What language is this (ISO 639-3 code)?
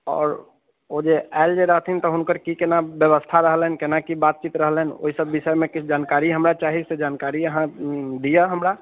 mai